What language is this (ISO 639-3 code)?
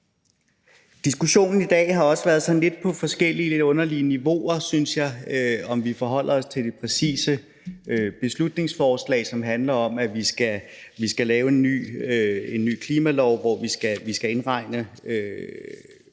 dan